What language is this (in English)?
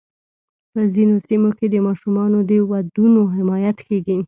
Pashto